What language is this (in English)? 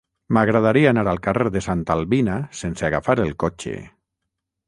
Catalan